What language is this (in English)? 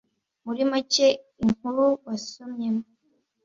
Kinyarwanda